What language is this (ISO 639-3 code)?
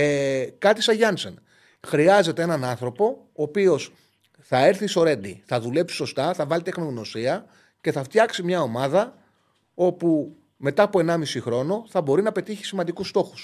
ell